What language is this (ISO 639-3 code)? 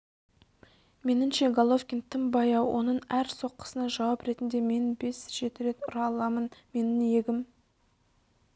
kaz